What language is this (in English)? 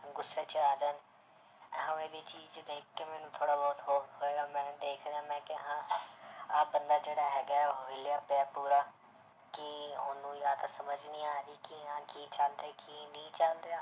Punjabi